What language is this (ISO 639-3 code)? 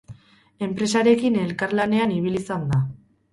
eus